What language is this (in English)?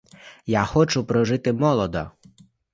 Ukrainian